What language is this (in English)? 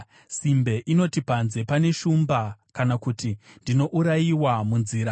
Shona